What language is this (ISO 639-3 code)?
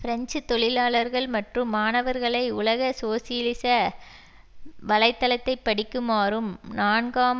tam